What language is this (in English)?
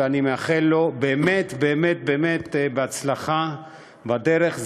Hebrew